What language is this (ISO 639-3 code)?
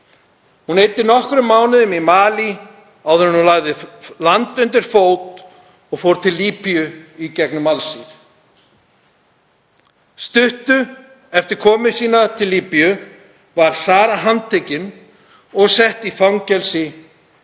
isl